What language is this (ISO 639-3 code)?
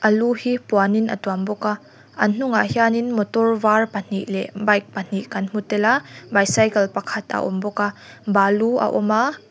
lus